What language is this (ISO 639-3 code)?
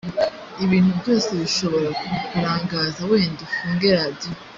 kin